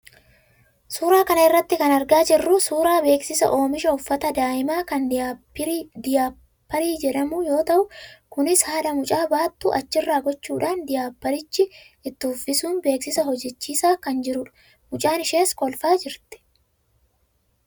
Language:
Oromo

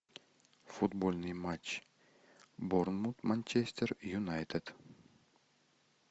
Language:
Russian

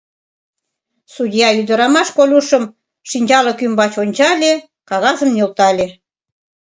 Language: Mari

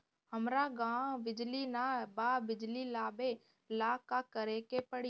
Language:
Bhojpuri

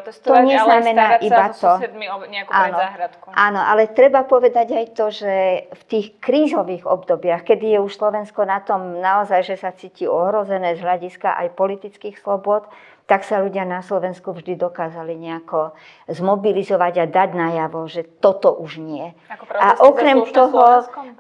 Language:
Slovak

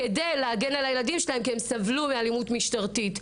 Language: Hebrew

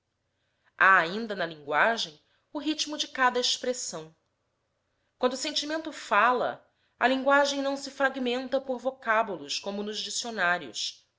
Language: Portuguese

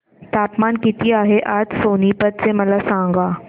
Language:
Marathi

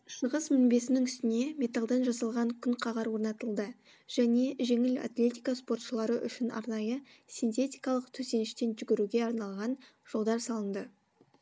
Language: Kazakh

